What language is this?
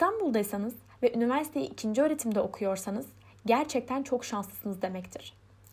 Turkish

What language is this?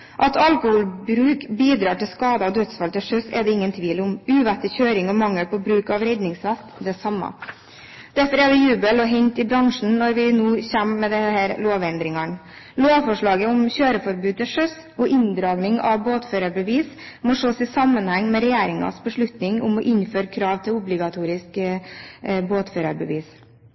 Norwegian Bokmål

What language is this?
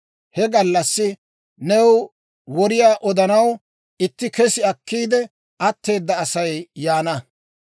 Dawro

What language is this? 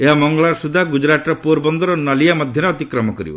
Odia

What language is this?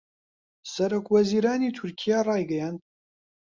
Central Kurdish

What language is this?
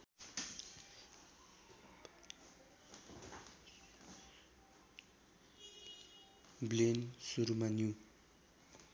Nepali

